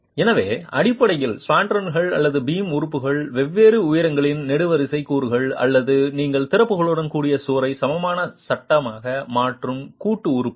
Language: Tamil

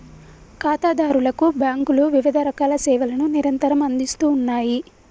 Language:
Telugu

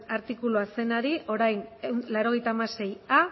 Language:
Basque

